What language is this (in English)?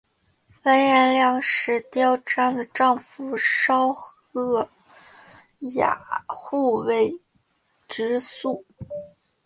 Chinese